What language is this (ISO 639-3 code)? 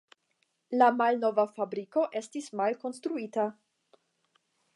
epo